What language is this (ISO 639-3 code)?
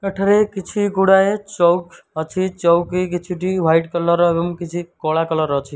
ori